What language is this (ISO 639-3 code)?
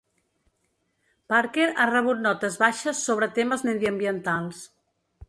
cat